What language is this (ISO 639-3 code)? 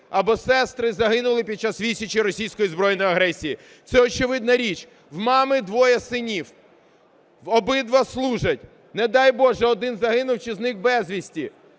ukr